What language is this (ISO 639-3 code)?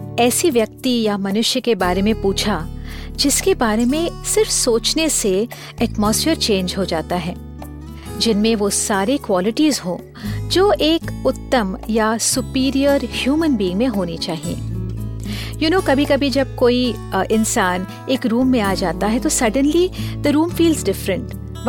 hin